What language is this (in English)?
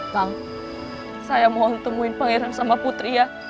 Indonesian